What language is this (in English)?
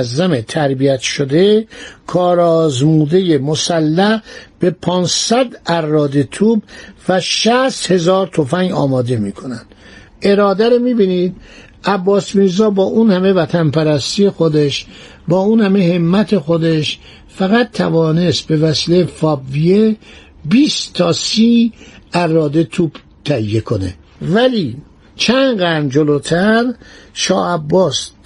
Persian